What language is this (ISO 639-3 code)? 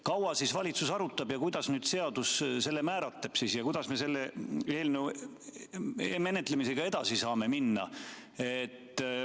est